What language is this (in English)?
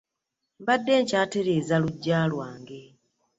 Ganda